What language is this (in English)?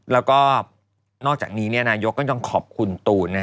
Thai